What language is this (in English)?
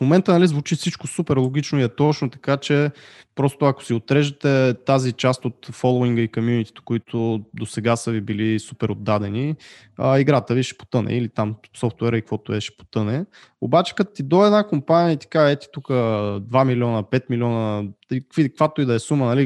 Bulgarian